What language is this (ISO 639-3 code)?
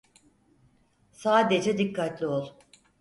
tur